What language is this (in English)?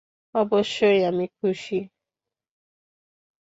Bangla